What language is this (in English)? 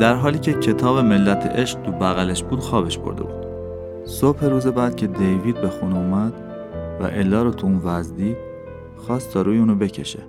Persian